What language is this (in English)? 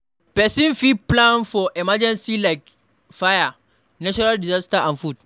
Nigerian Pidgin